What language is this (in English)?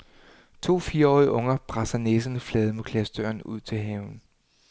Danish